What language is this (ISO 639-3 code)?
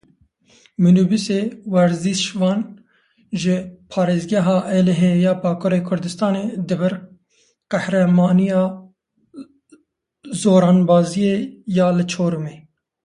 kur